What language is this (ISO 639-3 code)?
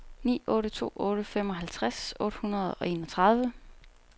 dan